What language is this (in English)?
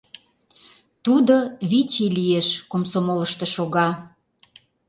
Mari